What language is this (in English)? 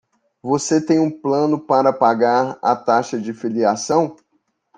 Portuguese